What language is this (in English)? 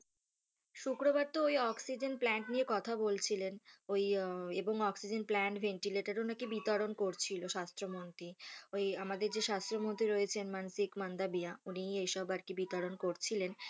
Bangla